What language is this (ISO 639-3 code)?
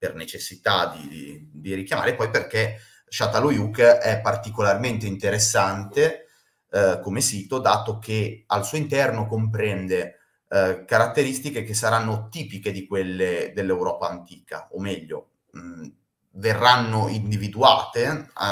ita